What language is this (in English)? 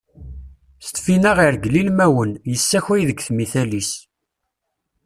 Kabyle